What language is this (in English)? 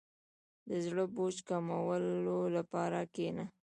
Pashto